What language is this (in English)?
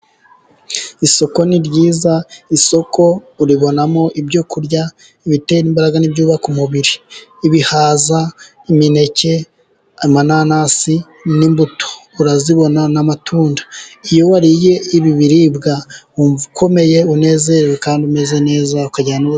Kinyarwanda